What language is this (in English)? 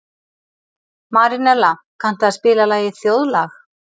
Icelandic